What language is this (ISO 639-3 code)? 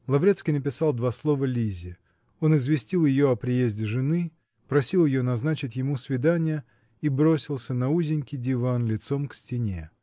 rus